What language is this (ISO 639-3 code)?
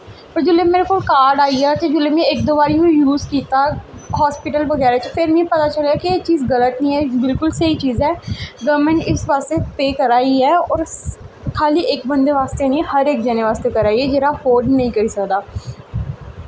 doi